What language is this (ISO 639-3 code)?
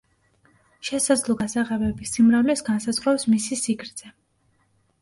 kat